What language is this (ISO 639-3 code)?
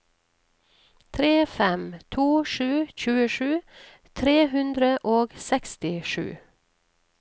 nor